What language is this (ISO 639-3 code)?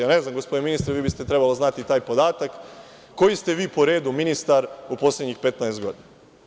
srp